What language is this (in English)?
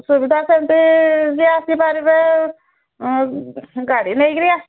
Odia